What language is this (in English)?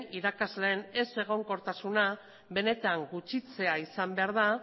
Basque